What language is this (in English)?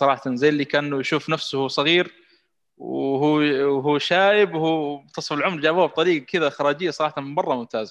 Arabic